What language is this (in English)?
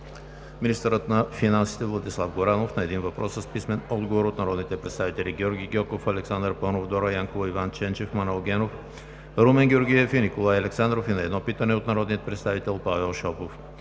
Bulgarian